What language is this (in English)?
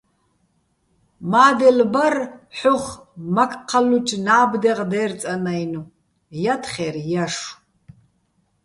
Bats